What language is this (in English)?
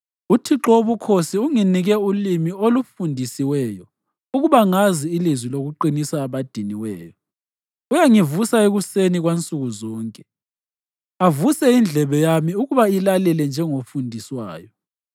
North Ndebele